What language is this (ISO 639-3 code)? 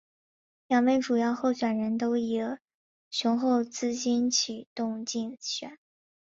zho